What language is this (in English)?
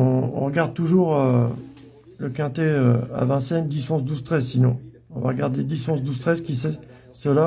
French